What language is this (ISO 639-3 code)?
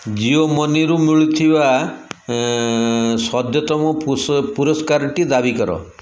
ori